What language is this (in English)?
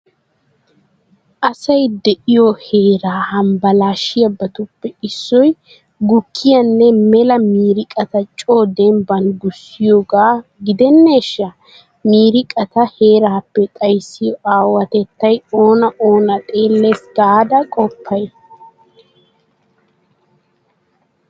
Wolaytta